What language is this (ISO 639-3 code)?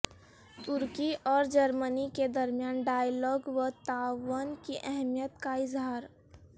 urd